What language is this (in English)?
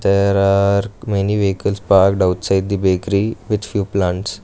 English